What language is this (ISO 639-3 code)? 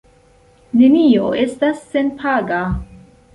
epo